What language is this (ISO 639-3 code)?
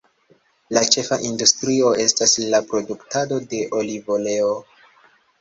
epo